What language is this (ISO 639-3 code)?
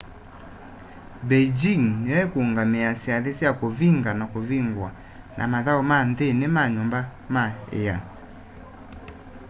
kam